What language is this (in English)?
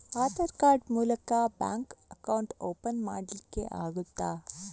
Kannada